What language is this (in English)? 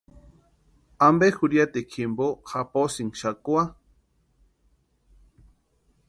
Western Highland Purepecha